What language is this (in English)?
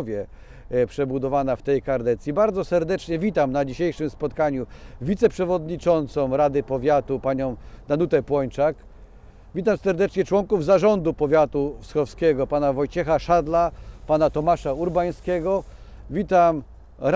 Polish